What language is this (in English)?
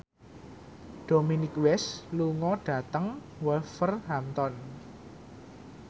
Javanese